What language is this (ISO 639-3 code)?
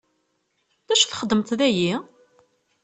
kab